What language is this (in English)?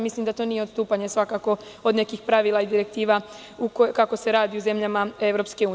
Serbian